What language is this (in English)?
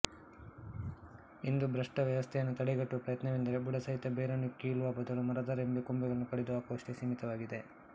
Kannada